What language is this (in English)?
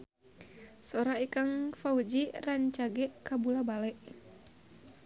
Sundanese